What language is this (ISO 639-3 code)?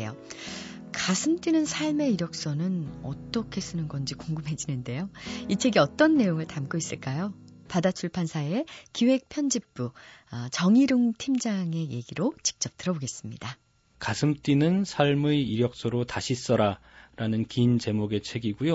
kor